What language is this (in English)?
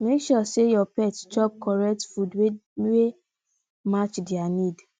Nigerian Pidgin